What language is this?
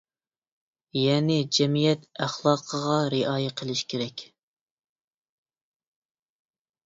Uyghur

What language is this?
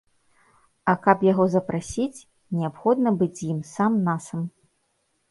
Belarusian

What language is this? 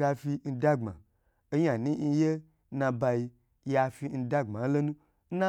Gbagyi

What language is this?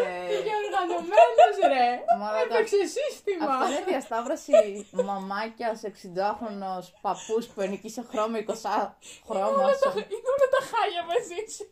Greek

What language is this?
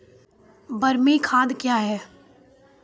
Maithili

